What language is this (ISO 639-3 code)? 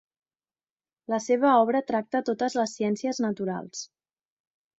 cat